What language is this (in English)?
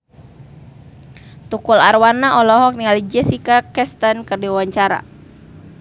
Sundanese